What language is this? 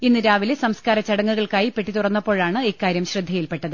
Malayalam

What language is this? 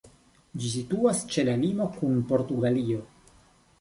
Esperanto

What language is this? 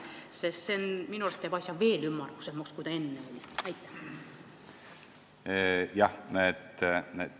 Estonian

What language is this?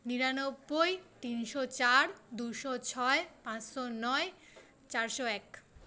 Bangla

